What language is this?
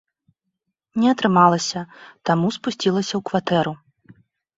Belarusian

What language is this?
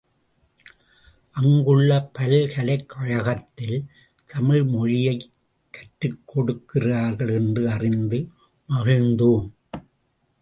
Tamil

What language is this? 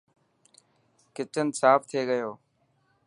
Dhatki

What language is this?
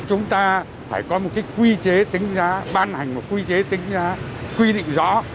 Vietnamese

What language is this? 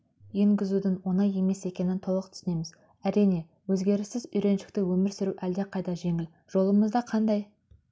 Kazakh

